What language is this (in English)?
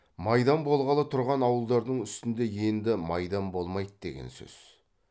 Kazakh